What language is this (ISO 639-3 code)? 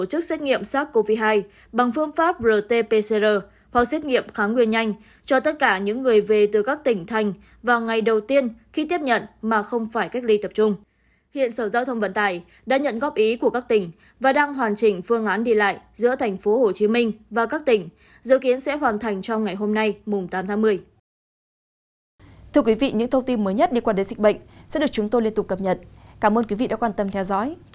vie